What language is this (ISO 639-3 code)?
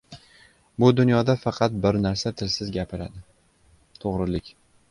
uzb